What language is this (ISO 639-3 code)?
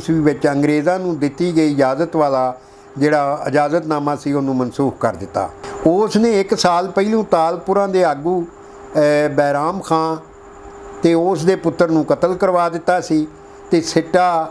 hin